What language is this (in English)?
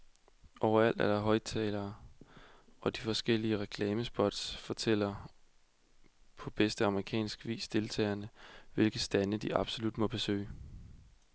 Danish